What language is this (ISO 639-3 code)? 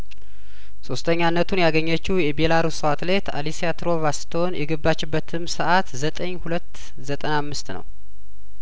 amh